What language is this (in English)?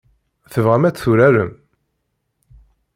Kabyle